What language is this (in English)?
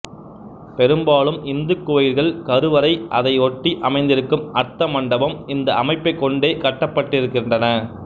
Tamil